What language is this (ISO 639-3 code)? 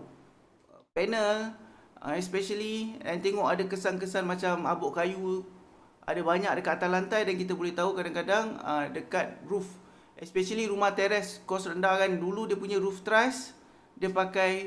msa